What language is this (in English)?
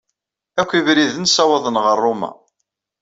Kabyle